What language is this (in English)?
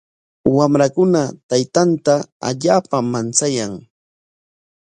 Corongo Ancash Quechua